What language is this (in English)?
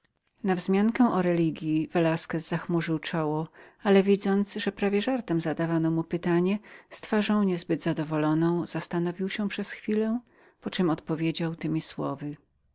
Polish